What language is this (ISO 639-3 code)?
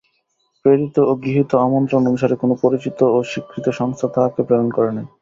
ben